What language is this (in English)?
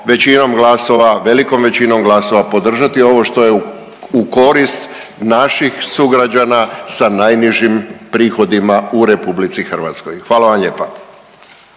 Croatian